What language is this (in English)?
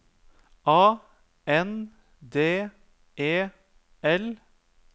Norwegian